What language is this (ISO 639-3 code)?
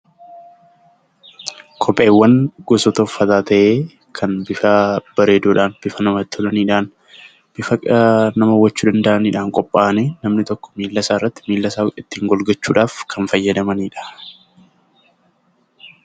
orm